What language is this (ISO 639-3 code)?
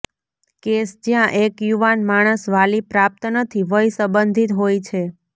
guj